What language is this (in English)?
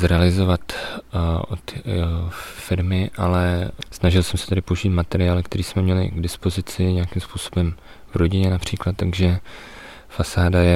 Czech